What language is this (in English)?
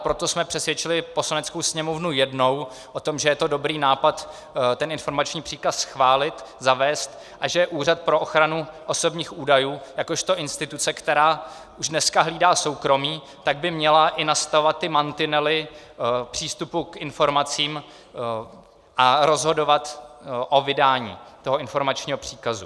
Czech